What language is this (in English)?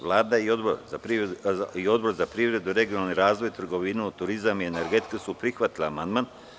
Serbian